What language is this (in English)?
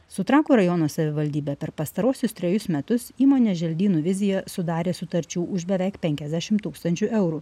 Lithuanian